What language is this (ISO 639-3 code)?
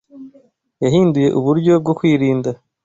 kin